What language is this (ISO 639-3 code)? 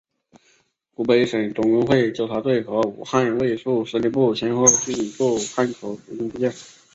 zho